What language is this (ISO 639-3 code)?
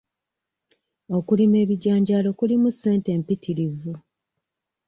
lug